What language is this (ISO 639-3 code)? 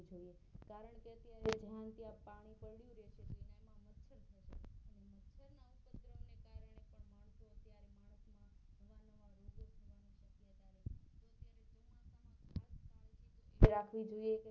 guj